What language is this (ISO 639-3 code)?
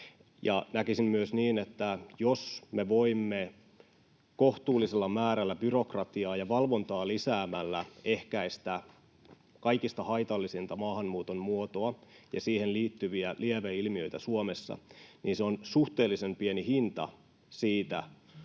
fin